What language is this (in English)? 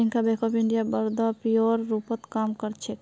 Magahi